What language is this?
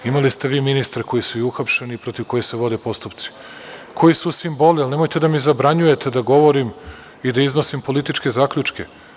Serbian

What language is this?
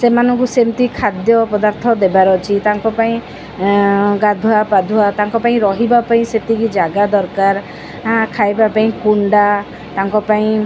Odia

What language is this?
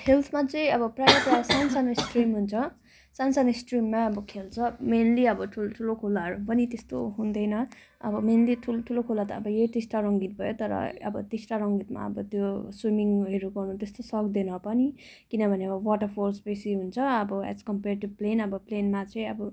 Nepali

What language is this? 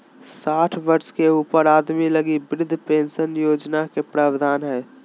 Magahi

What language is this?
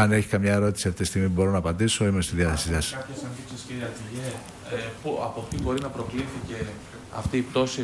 Greek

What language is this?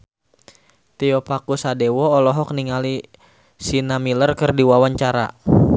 Sundanese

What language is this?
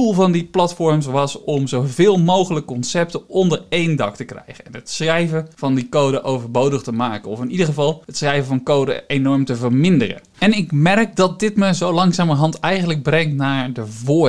Dutch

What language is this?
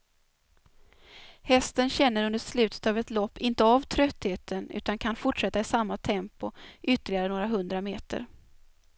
Swedish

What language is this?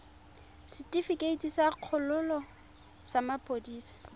Tswana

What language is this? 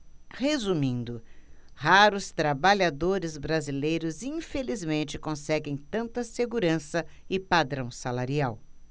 Portuguese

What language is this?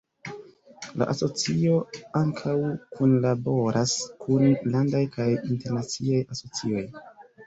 Esperanto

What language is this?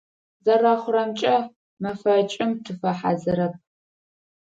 Adyghe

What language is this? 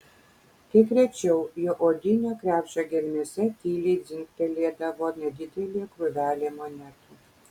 Lithuanian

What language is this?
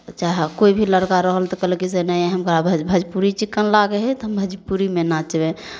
Maithili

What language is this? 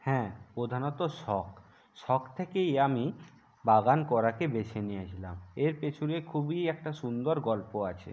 Bangla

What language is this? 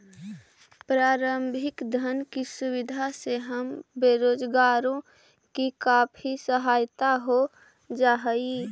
Magahi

